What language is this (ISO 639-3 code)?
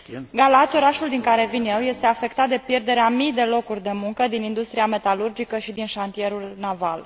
ron